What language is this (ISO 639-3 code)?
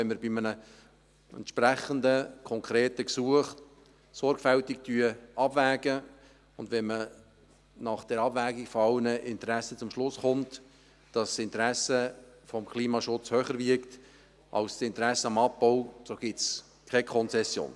gsw